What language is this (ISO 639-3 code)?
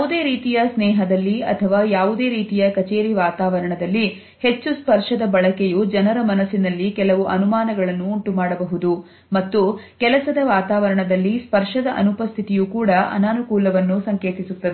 kan